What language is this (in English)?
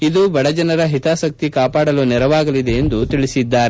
Kannada